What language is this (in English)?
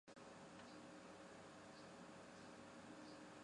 Chinese